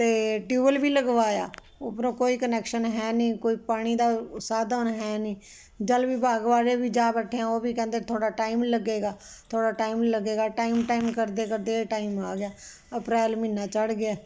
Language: Punjabi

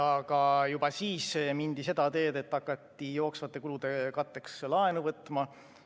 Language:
Estonian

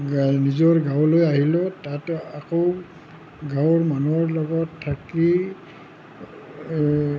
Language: Assamese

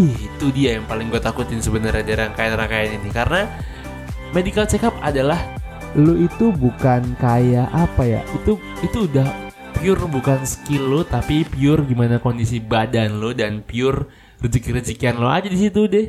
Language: Indonesian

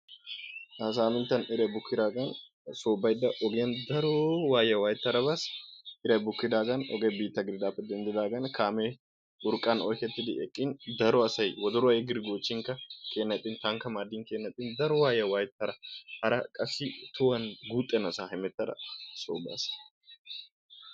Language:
Wolaytta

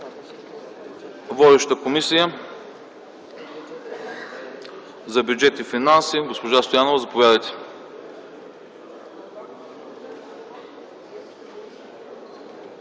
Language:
Bulgarian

